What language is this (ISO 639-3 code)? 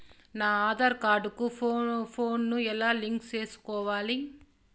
tel